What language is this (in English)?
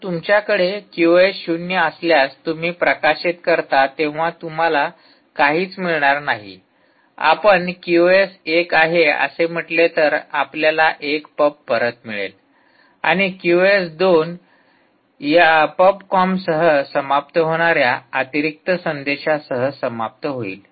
Marathi